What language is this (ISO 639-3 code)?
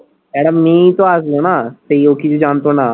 ben